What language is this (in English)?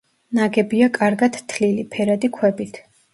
Georgian